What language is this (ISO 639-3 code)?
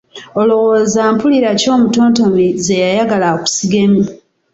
lug